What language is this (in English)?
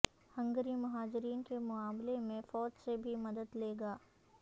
Urdu